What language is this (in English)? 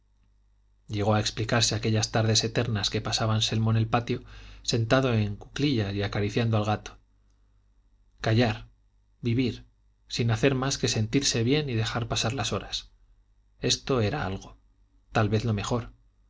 Spanish